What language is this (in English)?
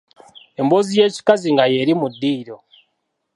Ganda